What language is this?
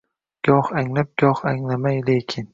Uzbek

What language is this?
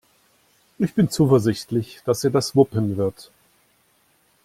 German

